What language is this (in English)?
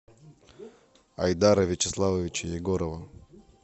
Russian